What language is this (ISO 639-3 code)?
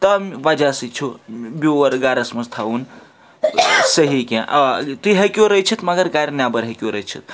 kas